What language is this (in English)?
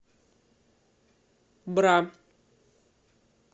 Russian